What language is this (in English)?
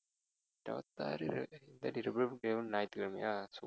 Tamil